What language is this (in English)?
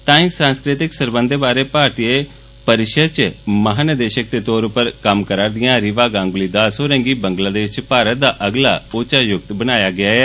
Dogri